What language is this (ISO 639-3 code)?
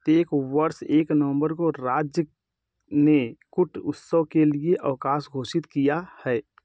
hin